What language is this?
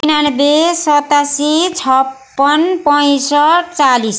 Nepali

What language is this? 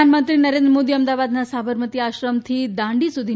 Gujarati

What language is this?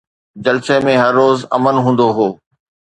Sindhi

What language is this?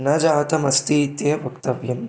Sanskrit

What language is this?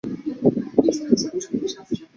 Chinese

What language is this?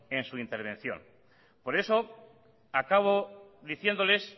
Spanish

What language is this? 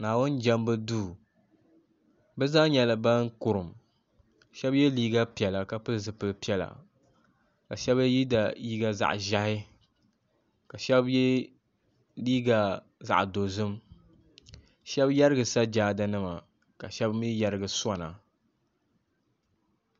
Dagbani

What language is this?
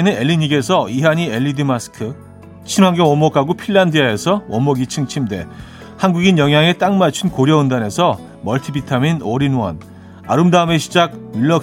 Korean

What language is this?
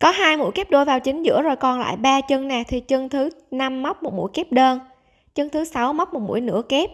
Vietnamese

